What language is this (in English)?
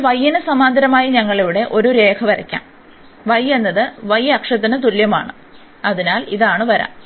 Malayalam